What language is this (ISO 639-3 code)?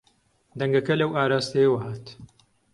ckb